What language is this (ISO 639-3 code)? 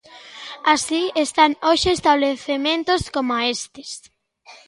glg